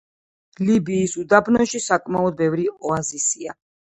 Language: Georgian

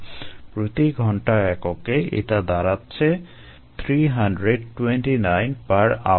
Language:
Bangla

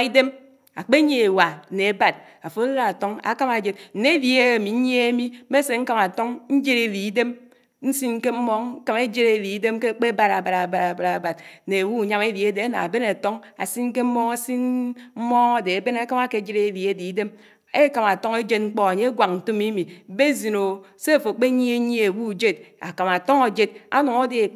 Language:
Anaang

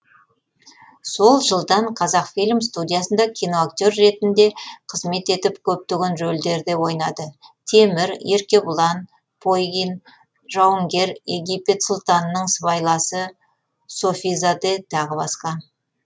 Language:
Kazakh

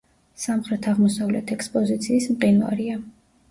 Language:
Georgian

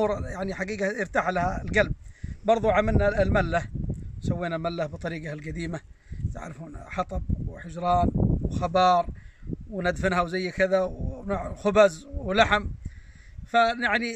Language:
Arabic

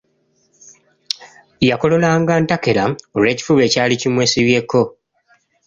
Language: Ganda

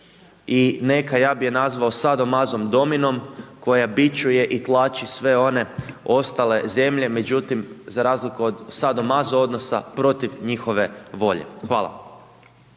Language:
Croatian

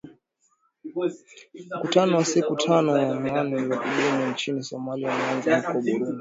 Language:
Swahili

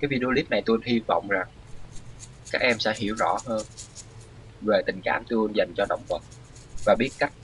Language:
Vietnamese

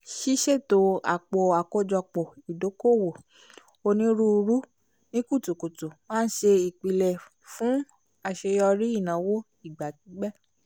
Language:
Yoruba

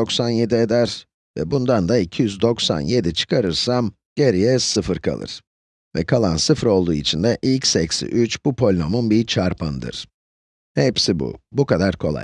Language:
Turkish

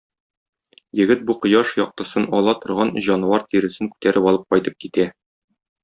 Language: Tatar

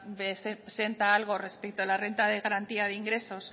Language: Spanish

